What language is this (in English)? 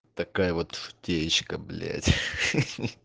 Russian